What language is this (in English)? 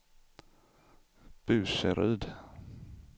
Swedish